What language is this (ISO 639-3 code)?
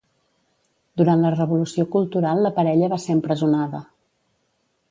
cat